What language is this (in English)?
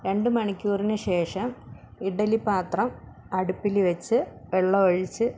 Malayalam